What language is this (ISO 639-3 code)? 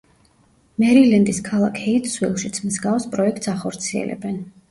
kat